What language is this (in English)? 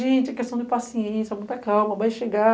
Portuguese